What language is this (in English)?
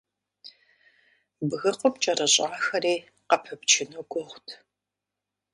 Kabardian